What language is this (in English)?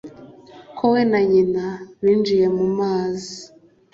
Kinyarwanda